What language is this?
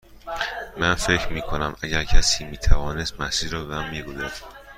Persian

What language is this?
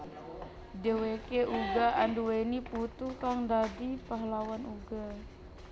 Javanese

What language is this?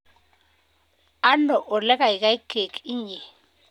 Kalenjin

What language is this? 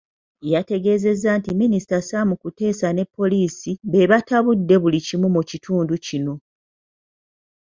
Ganda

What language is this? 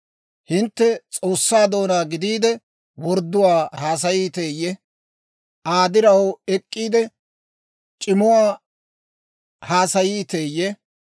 Dawro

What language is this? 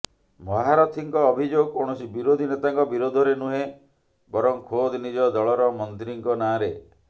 Odia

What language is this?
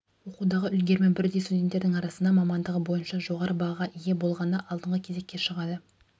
Kazakh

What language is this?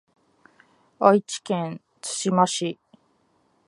Japanese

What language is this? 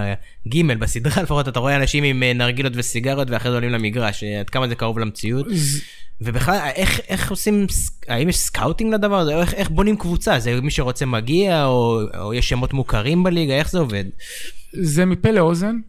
Hebrew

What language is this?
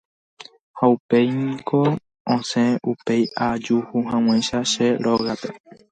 Guarani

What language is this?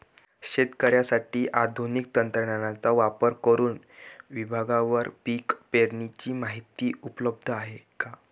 Marathi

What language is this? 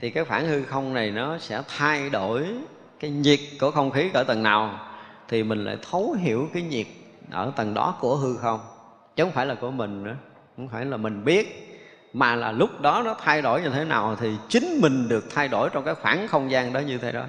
Vietnamese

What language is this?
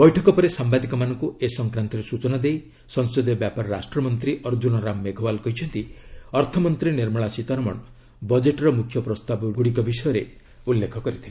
Odia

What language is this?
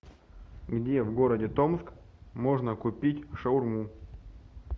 Russian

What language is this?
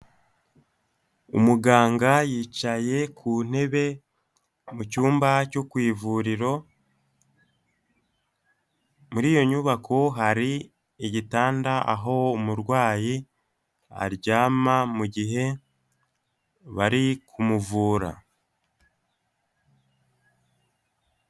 Kinyarwanda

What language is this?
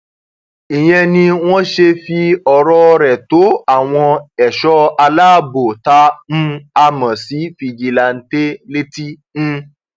Yoruba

